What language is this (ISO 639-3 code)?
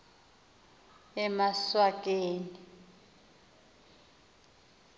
xho